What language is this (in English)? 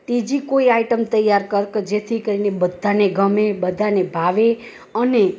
Gujarati